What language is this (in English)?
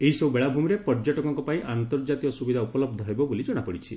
Odia